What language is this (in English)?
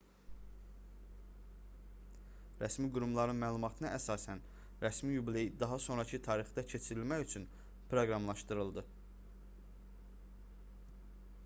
Azerbaijani